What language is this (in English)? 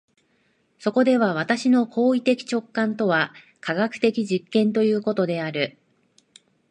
Japanese